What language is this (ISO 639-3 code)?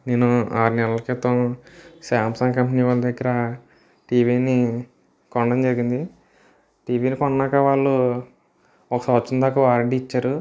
tel